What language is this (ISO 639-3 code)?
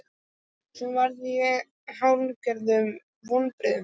isl